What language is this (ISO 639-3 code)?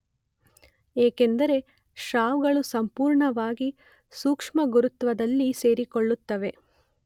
kan